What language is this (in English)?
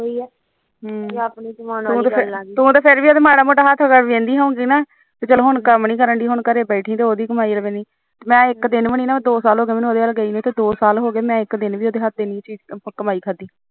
Punjabi